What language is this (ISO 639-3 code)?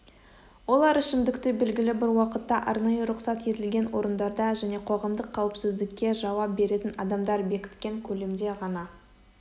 kaz